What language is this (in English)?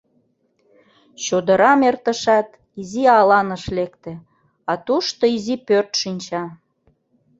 Mari